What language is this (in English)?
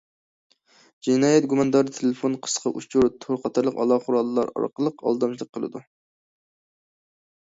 Uyghur